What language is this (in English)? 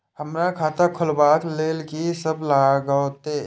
Maithili